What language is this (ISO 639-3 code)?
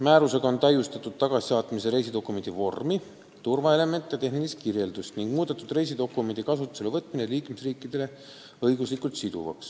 est